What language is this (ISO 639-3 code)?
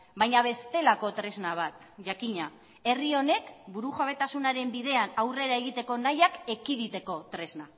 eus